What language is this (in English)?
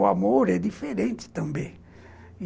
Portuguese